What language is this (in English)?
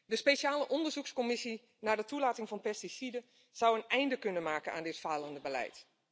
Dutch